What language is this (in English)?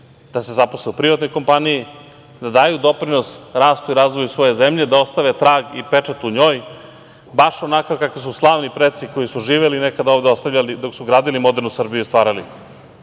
Serbian